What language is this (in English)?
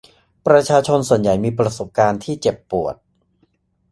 Thai